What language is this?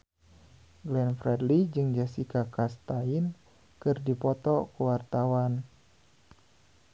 Sundanese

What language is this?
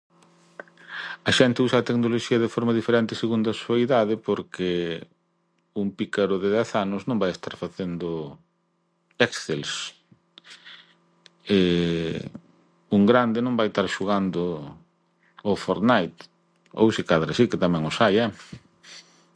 Galician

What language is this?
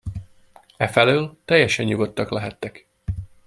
Hungarian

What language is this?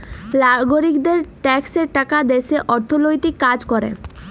Bangla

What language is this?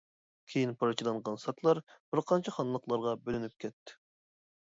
Uyghur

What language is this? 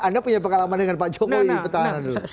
Indonesian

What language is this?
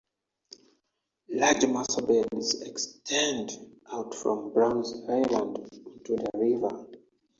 English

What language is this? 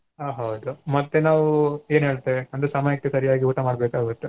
Kannada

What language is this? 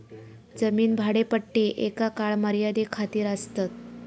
Marathi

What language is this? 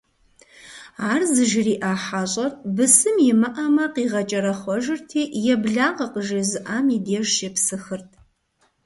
Kabardian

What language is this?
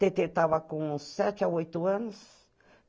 Portuguese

